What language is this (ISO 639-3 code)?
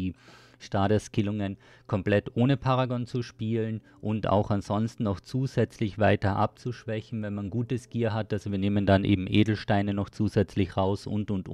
deu